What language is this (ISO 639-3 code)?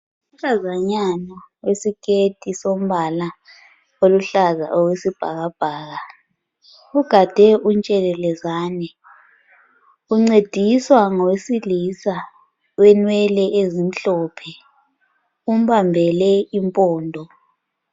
nde